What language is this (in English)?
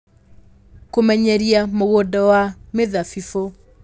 Kikuyu